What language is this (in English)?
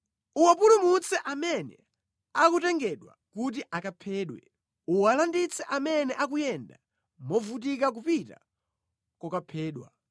Nyanja